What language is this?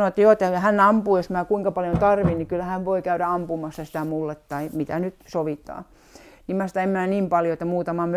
Finnish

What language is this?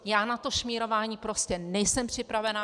Czech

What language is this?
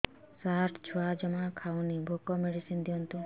Odia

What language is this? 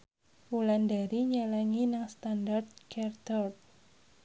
Javanese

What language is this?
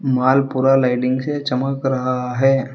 Hindi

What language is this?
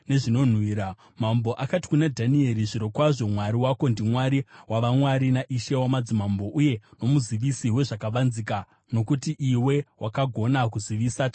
Shona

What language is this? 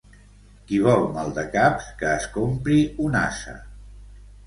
Catalan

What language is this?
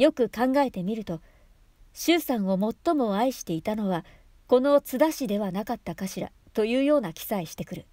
Japanese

